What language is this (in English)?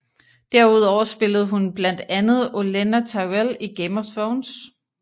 Danish